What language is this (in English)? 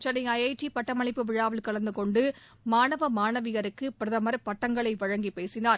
Tamil